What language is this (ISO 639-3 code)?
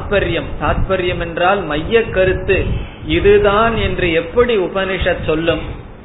tam